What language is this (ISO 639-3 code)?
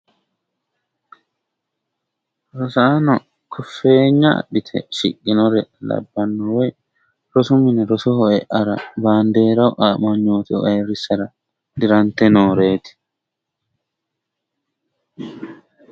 sid